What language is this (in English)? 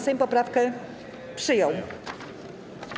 Polish